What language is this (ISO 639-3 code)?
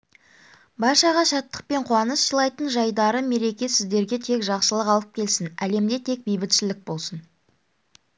kaz